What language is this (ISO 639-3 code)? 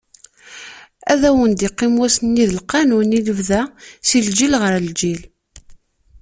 kab